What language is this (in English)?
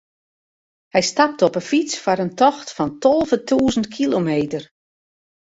Western Frisian